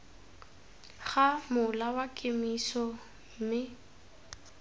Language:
Tswana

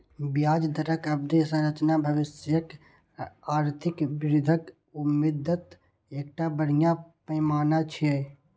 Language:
Maithili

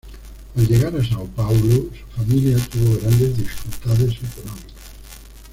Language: Spanish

